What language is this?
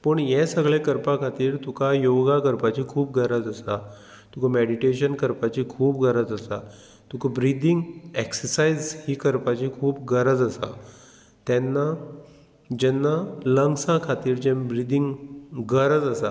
Konkani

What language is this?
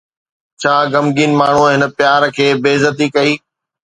Sindhi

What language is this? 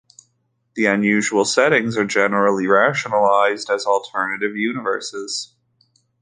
English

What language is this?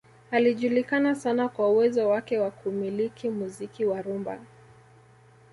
Swahili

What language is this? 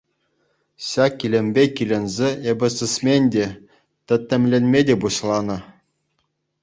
Chuvash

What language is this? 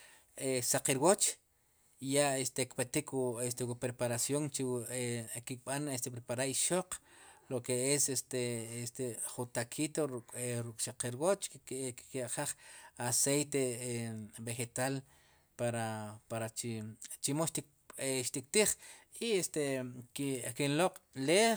Sipacapense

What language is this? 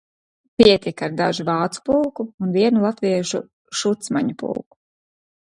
Latvian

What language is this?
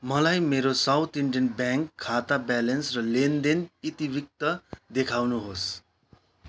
Nepali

